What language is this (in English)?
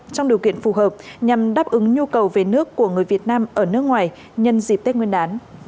Vietnamese